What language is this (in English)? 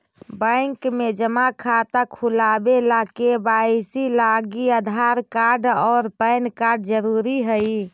Magahi